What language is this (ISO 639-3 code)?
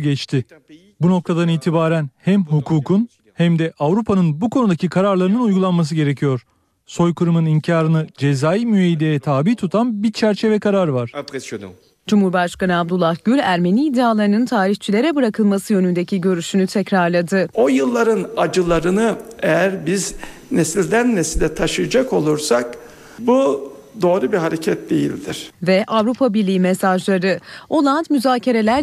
tur